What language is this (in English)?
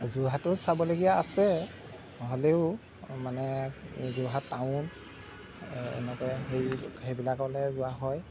Assamese